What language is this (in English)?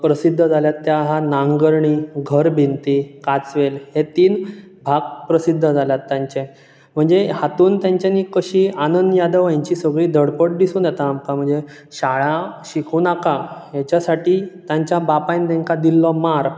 Konkani